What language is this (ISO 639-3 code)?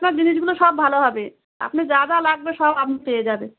ben